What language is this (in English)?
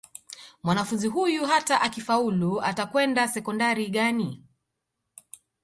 Swahili